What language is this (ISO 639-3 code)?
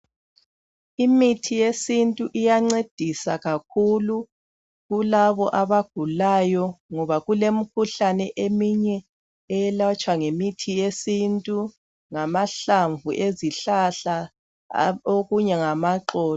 nde